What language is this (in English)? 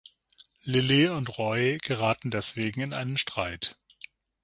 German